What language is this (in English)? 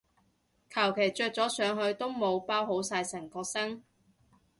Cantonese